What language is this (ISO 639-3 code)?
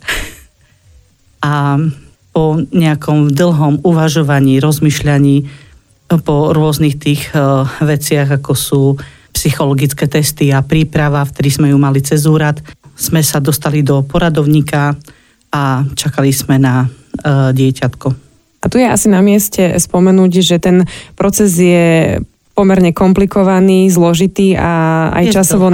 slk